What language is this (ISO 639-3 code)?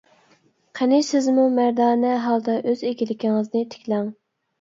uig